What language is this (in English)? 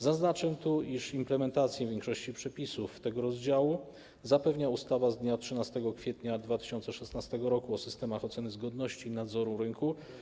Polish